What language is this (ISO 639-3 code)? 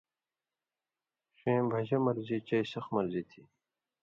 mvy